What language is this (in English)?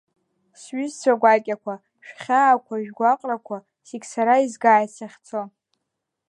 Abkhazian